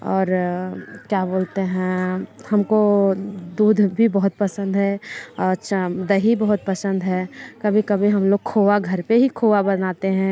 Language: Hindi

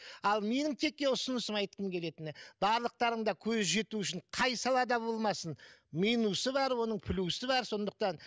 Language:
Kazakh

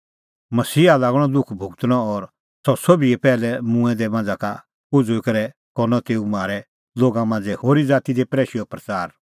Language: Kullu Pahari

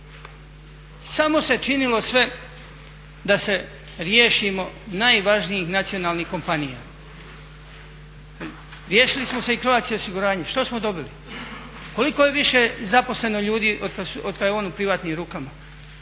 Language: Croatian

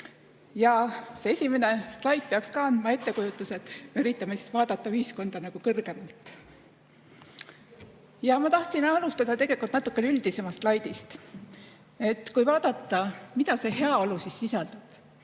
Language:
Estonian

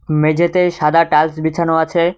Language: Bangla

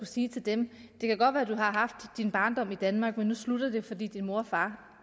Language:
Danish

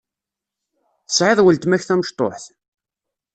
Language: Kabyle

